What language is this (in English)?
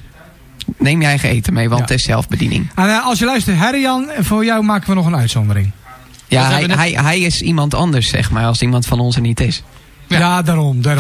Dutch